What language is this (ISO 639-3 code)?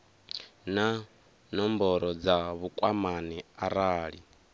ven